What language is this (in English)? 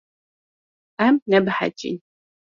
Kurdish